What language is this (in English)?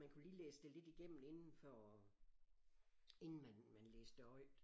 Danish